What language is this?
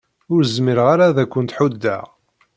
Kabyle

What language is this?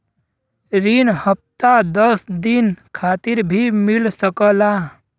Bhojpuri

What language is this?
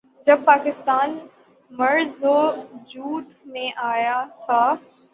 Urdu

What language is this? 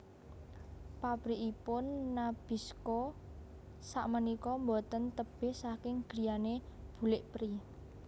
Javanese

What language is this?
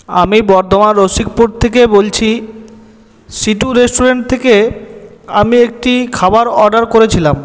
Bangla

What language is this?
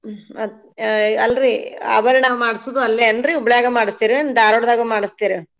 Kannada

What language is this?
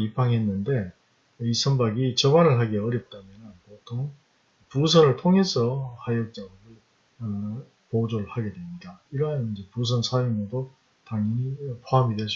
Korean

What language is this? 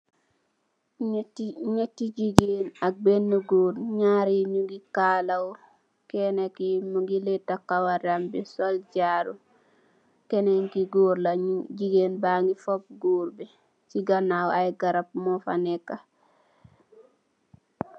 Wolof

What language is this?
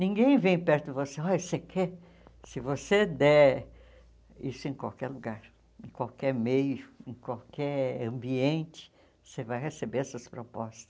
Portuguese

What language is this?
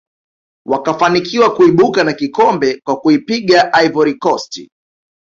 Swahili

